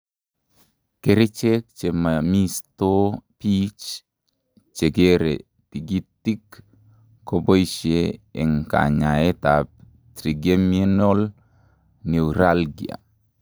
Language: Kalenjin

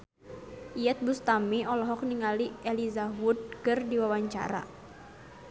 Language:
Sundanese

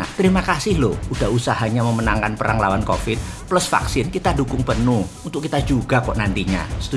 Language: Indonesian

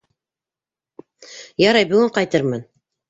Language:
Bashkir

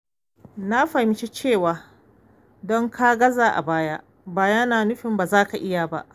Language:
Hausa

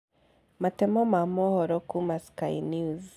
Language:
Kikuyu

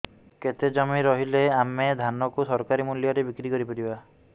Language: Odia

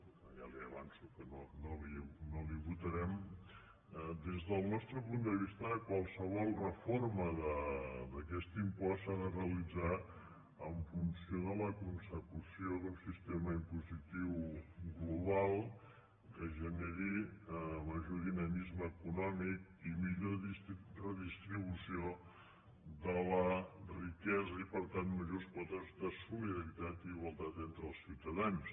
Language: Catalan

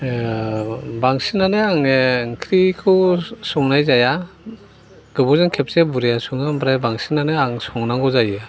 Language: Bodo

